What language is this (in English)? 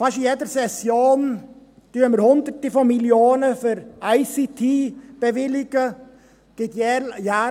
Swiss German